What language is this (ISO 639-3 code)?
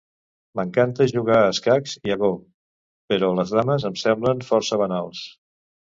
cat